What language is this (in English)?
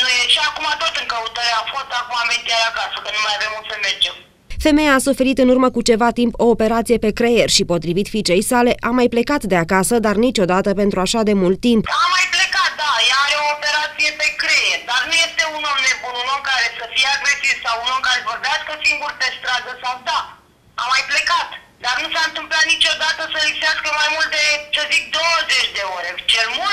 Romanian